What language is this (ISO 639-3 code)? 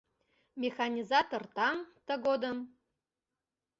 chm